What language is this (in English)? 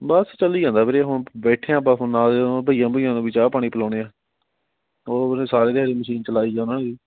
Punjabi